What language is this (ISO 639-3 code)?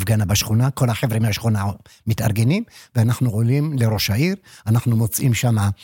heb